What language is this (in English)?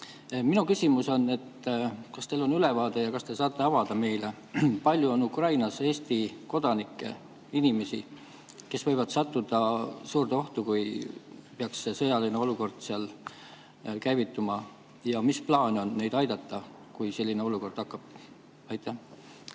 Estonian